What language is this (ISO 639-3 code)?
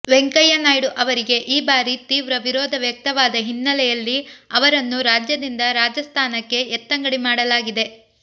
kan